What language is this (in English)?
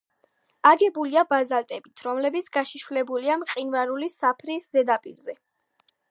Georgian